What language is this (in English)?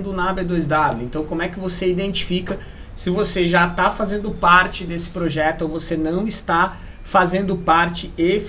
Portuguese